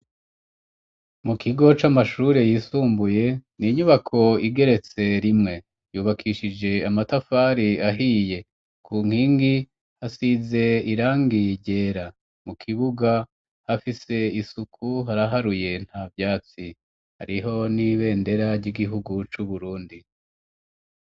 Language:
Rundi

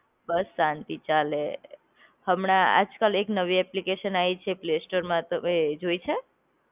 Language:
Gujarati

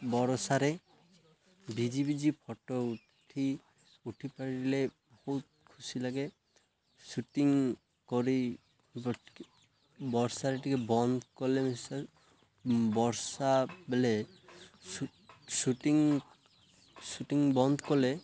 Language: Odia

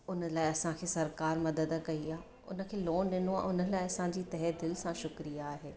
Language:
Sindhi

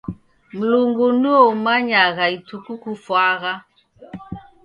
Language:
Taita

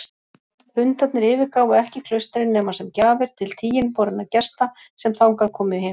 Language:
Icelandic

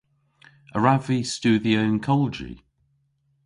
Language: Cornish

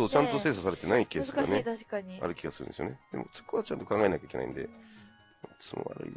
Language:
Japanese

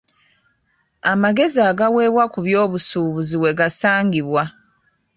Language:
Ganda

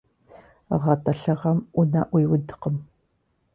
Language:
Kabardian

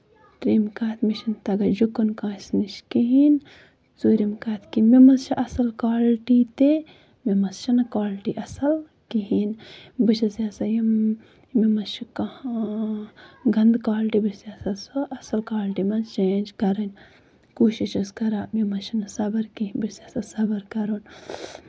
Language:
Kashmiri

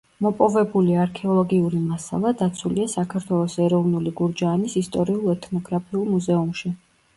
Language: Georgian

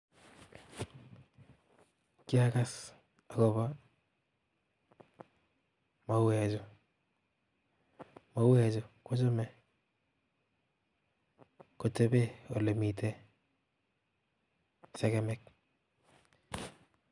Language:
Kalenjin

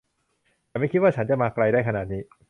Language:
Thai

